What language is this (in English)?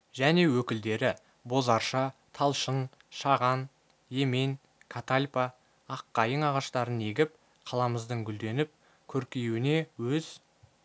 Kazakh